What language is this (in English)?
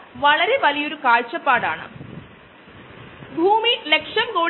Malayalam